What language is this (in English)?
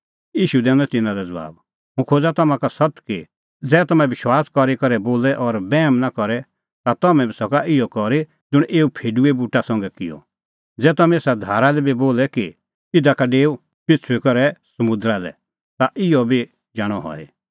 Kullu Pahari